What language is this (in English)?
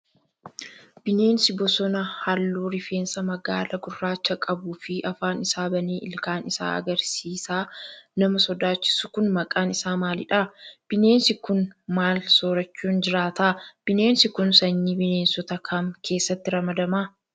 Oromo